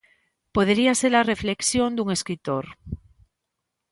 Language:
Galician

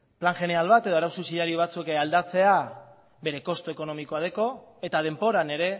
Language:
Basque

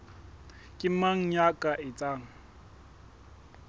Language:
Southern Sotho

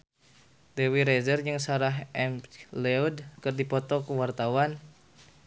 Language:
Sundanese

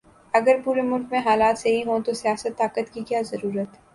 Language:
Urdu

